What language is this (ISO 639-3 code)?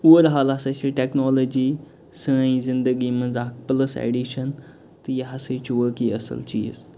kas